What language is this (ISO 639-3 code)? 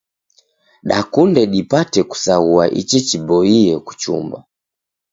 dav